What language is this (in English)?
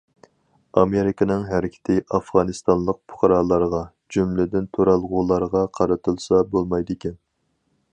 Uyghur